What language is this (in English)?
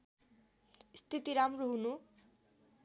Nepali